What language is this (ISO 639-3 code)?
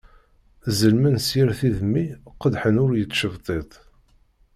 kab